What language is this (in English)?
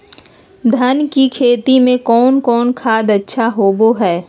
Magahi